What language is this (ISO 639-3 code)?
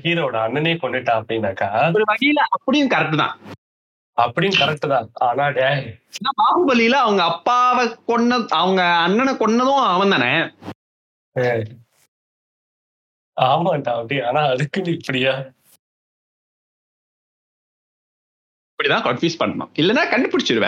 tam